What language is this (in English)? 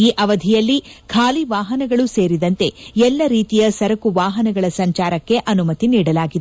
Kannada